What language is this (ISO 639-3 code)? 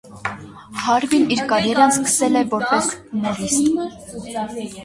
hye